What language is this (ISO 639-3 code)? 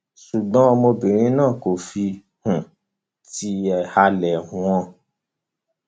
yor